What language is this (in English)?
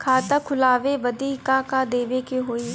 Bhojpuri